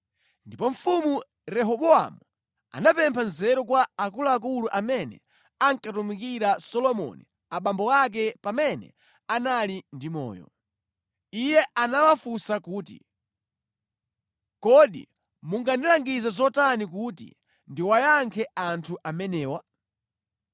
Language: Nyanja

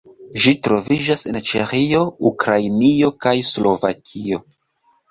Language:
Esperanto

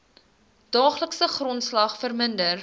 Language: Afrikaans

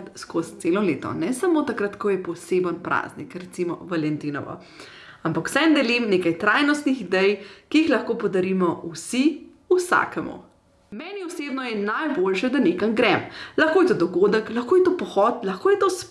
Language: Slovenian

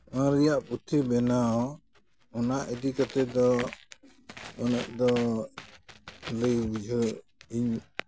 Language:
Santali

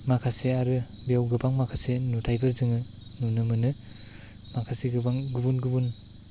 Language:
Bodo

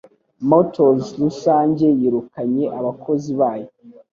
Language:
Kinyarwanda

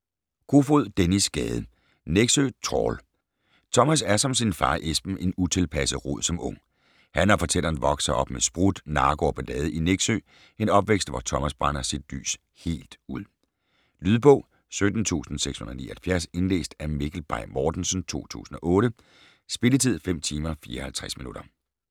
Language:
Danish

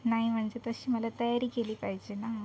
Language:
Marathi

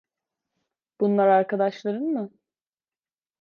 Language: Turkish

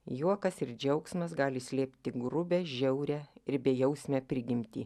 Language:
Lithuanian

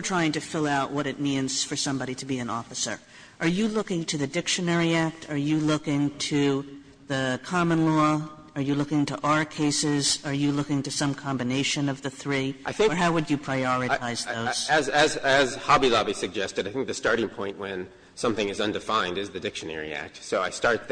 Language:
English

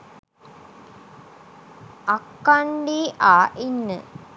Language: Sinhala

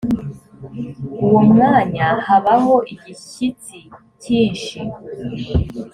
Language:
Kinyarwanda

